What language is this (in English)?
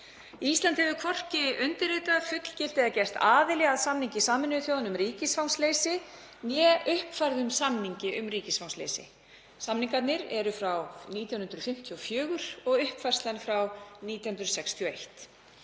Icelandic